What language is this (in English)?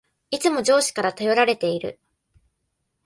Japanese